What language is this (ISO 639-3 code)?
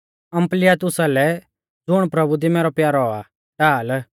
bfz